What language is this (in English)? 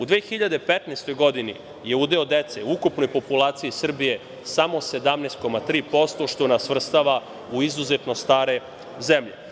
Serbian